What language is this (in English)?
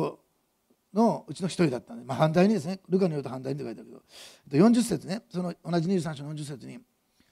Japanese